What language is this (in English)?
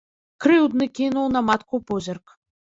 Belarusian